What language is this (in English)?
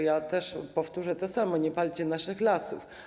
Polish